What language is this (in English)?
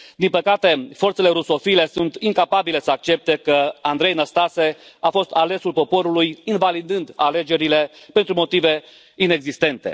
Romanian